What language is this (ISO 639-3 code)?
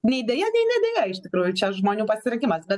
lit